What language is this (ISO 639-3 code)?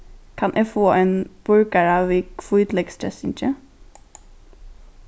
fao